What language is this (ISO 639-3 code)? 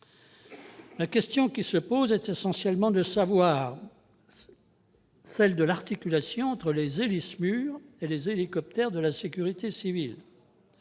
fra